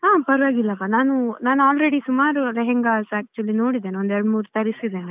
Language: Kannada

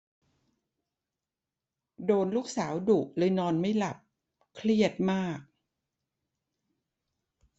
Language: Thai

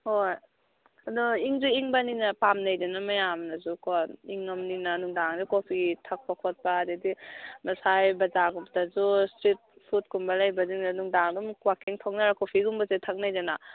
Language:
Manipuri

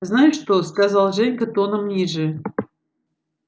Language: Russian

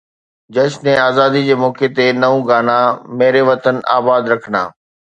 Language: Sindhi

